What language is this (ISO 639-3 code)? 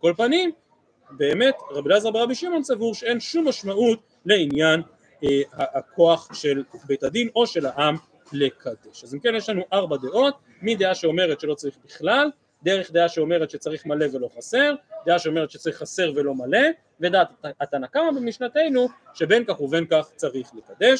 heb